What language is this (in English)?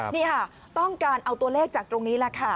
Thai